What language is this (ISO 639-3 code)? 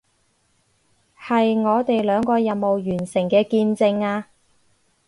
yue